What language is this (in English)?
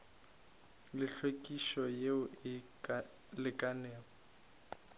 Northern Sotho